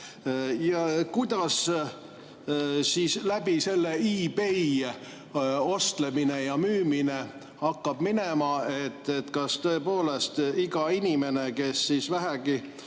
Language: Estonian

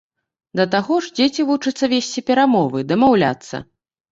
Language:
Belarusian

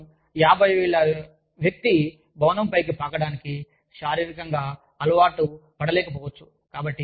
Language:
Telugu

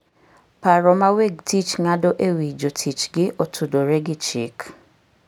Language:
Luo (Kenya and Tanzania)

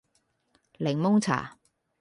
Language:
Cantonese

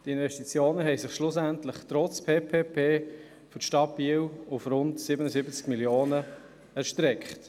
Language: Swiss German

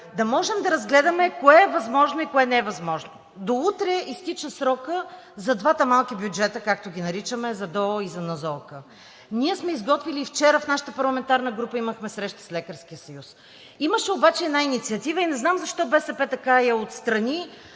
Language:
Bulgarian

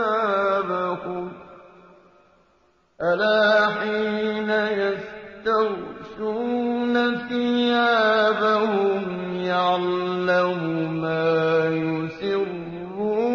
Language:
Arabic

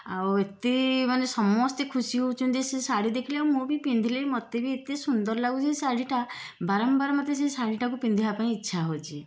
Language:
Odia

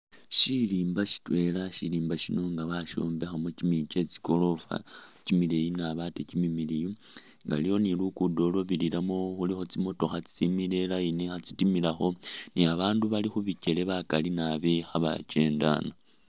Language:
Masaaba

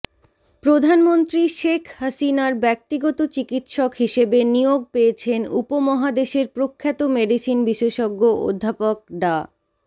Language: Bangla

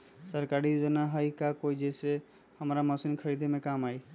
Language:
Magahi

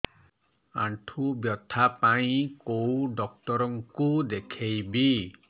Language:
Odia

